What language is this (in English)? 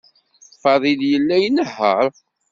Kabyle